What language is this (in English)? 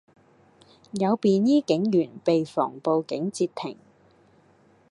Cantonese